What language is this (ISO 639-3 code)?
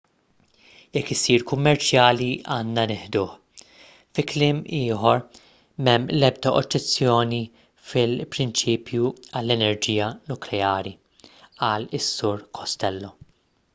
mlt